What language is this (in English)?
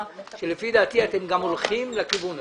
Hebrew